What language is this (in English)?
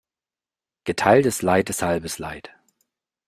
German